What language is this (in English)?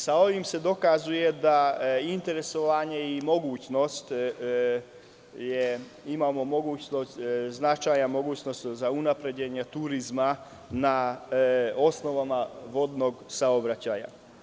Serbian